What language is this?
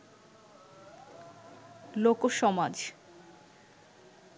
Bangla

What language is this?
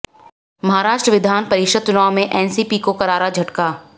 Hindi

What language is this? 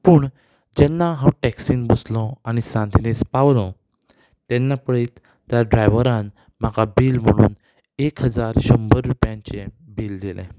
Konkani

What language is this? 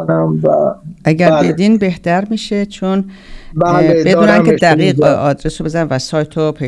Persian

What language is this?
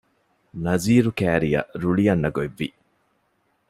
Divehi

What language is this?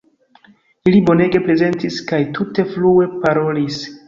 Esperanto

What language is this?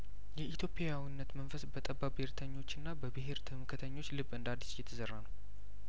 Amharic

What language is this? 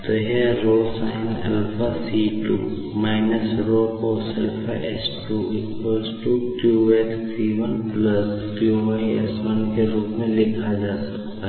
Hindi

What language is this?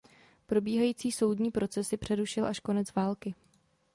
Czech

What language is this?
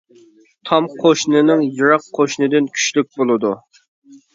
Uyghur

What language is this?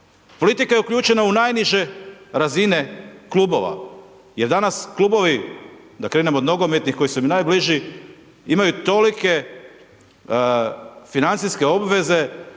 Croatian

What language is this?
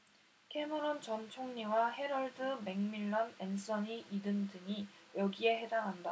Korean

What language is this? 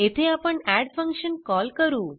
Marathi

